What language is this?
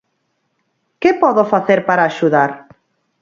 Galician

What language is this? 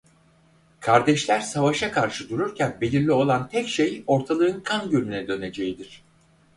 Turkish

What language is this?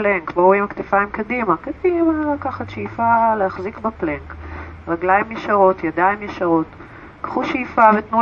Hebrew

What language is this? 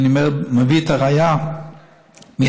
Hebrew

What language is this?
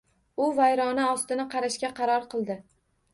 Uzbek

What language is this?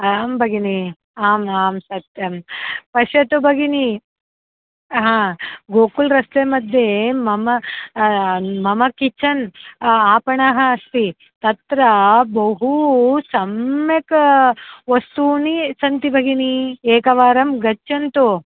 Sanskrit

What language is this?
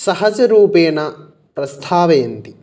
Sanskrit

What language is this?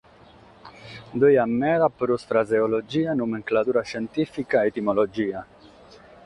Sardinian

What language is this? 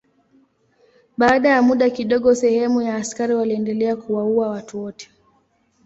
Swahili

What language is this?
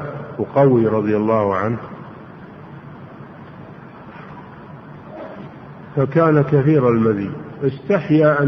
Arabic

